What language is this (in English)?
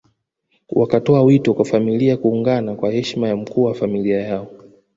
Swahili